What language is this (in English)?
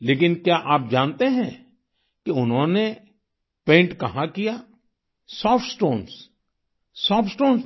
Hindi